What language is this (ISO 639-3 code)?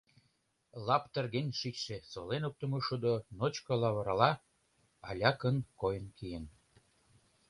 chm